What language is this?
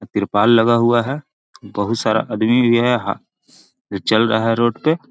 Magahi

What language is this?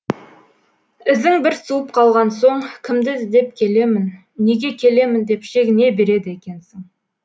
Kazakh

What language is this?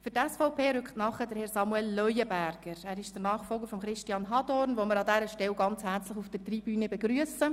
Swiss German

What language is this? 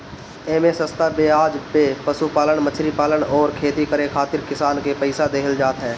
Bhojpuri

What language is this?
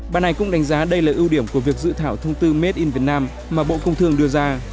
Vietnamese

